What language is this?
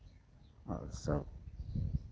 Maithili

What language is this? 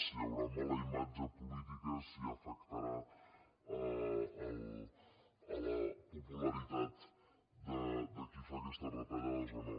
Catalan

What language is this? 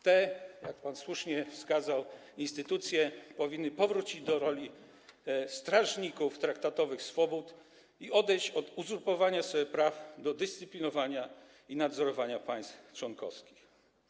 Polish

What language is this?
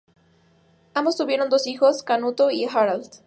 Spanish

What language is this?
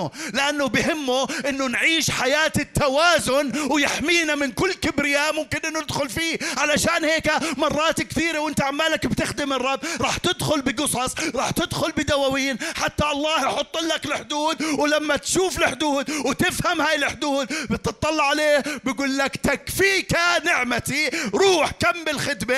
Arabic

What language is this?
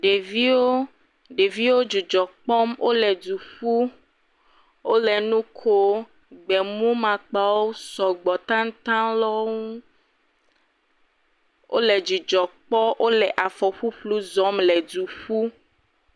Ewe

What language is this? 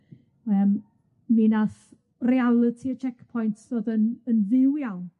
Welsh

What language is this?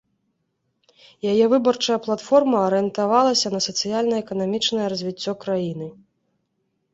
Belarusian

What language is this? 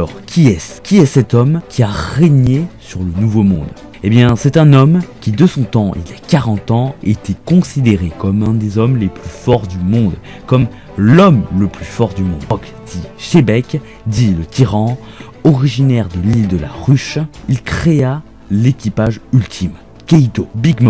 French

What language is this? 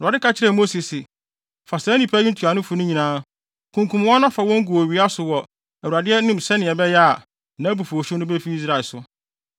Akan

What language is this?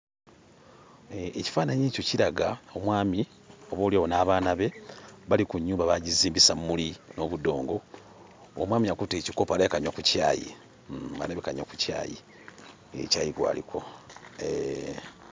Ganda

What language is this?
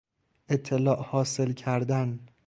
Persian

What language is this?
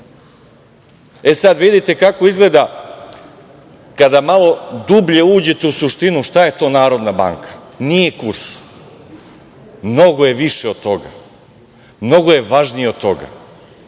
Serbian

